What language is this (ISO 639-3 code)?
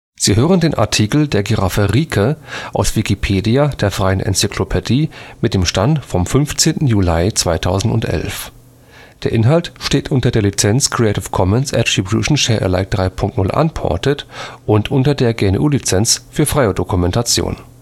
deu